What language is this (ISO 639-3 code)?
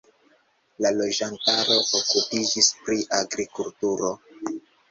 epo